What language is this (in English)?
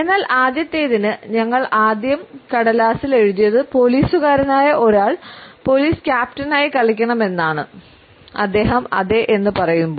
Malayalam